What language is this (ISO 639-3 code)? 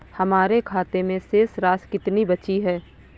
hin